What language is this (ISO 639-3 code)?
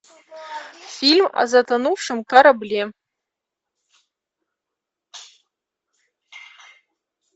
rus